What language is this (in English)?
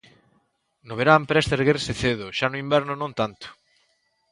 Galician